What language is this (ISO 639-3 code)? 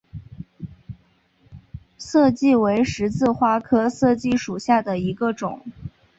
zho